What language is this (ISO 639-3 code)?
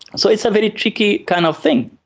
eng